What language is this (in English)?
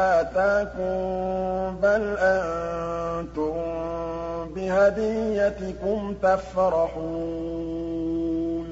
Arabic